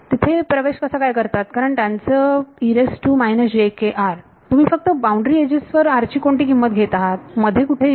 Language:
Marathi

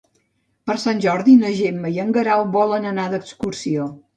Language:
Catalan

